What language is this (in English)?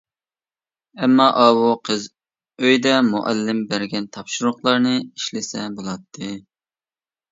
Uyghur